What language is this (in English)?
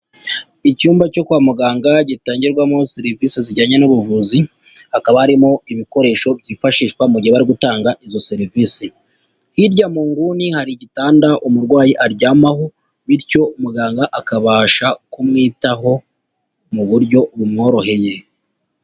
Kinyarwanda